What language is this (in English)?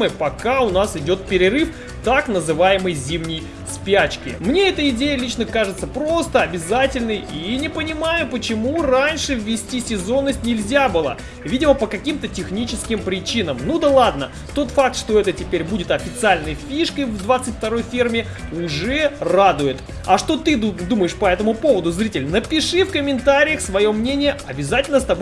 Russian